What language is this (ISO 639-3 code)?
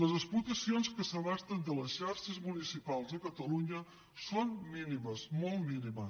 cat